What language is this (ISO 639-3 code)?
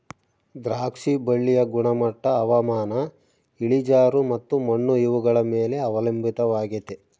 kan